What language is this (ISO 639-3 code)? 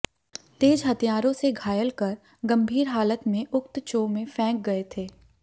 hin